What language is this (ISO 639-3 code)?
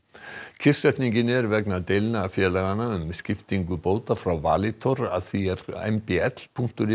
isl